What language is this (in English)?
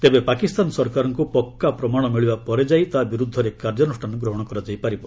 Odia